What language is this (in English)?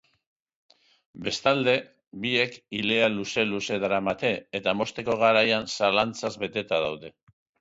Basque